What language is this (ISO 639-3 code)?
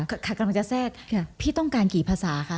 tha